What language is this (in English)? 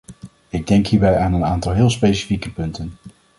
Dutch